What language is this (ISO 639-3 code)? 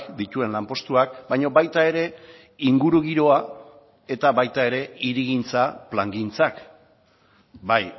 eus